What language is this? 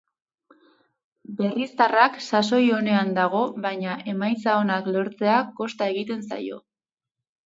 Basque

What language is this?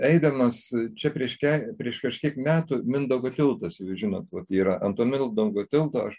Lithuanian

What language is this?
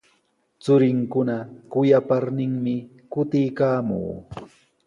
Sihuas Ancash Quechua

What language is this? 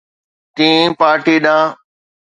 Sindhi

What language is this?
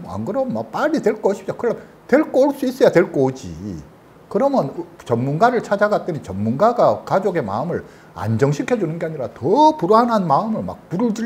Korean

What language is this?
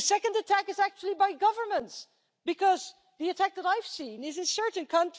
German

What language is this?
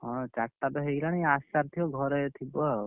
Odia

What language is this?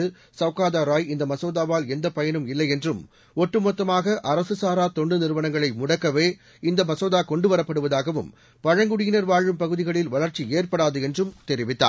Tamil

